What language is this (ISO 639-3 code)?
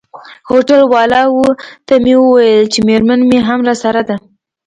pus